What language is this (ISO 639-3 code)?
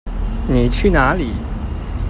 zho